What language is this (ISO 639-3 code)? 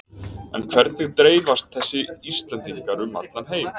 isl